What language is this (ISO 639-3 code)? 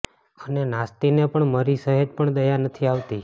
guj